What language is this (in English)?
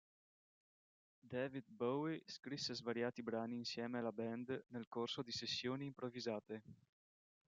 Italian